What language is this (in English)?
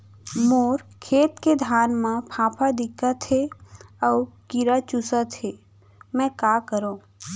Chhattisgarhi